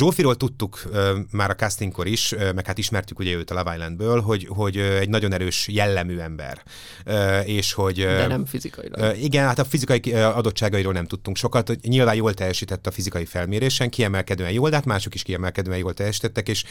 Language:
Hungarian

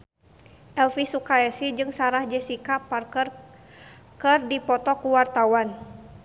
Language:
Sundanese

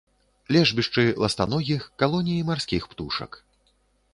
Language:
Belarusian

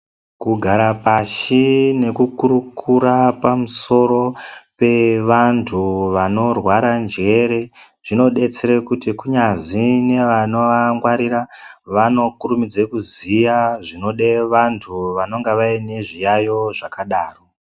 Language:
Ndau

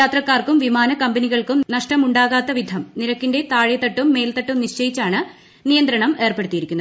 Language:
Malayalam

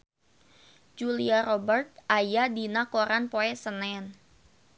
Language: Sundanese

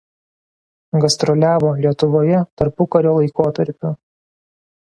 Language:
Lithuanian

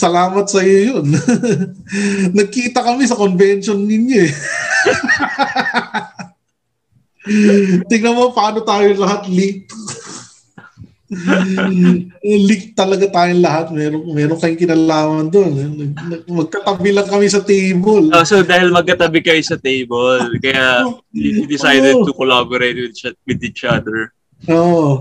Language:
Filipino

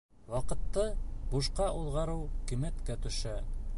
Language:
Bashkir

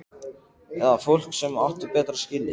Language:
Icelandic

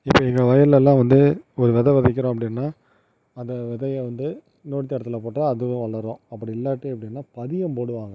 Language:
Tamil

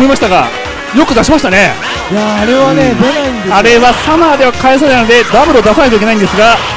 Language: Japanese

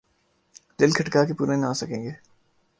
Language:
Urdu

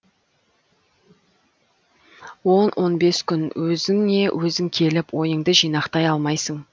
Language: Kazakh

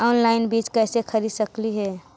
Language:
Magahi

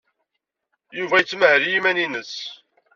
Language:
Kabyle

